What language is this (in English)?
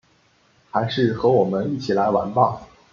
Chinese